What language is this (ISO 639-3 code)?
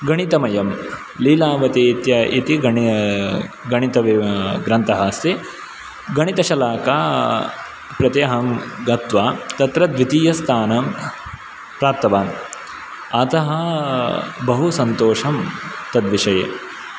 san